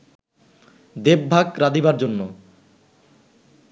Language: Bangla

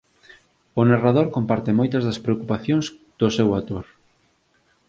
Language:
Galician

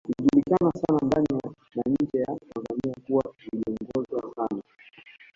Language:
Swahili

